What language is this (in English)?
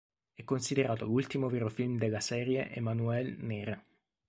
Italian